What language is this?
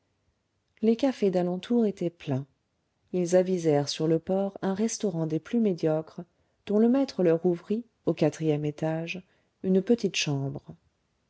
French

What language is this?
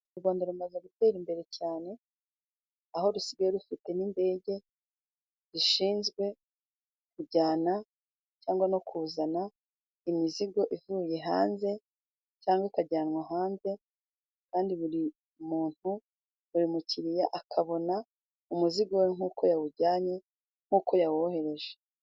Kinyarwanda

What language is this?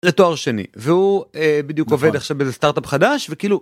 Hebrew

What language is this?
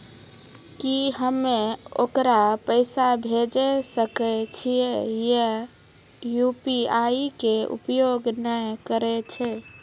Maithili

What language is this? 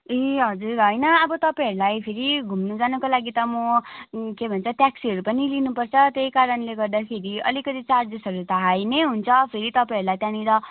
Nepali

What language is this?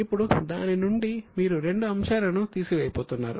Telugu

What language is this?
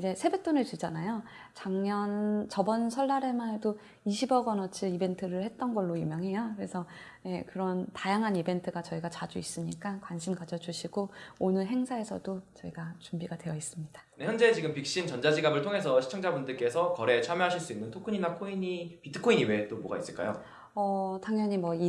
Korean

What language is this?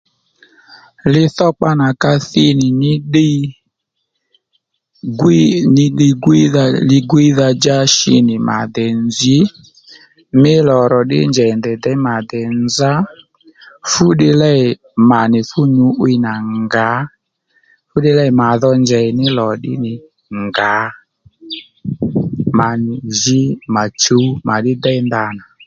Lendu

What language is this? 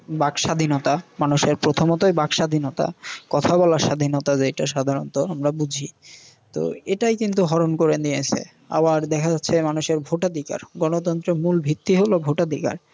Bangla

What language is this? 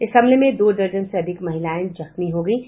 Hindi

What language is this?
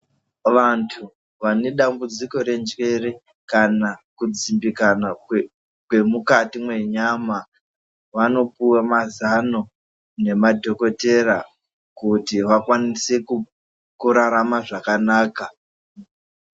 Ndau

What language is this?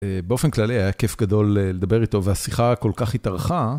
Hebrew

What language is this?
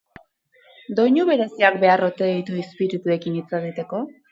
Basque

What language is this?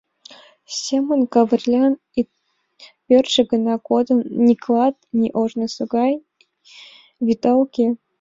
Mari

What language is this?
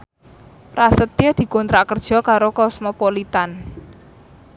Javanese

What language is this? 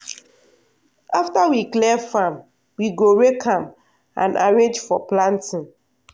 Nigerian Pidgin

